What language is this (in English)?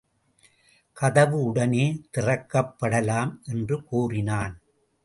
Tamil